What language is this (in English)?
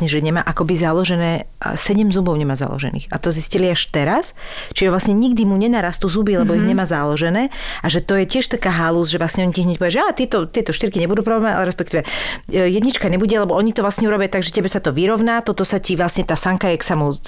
Slovak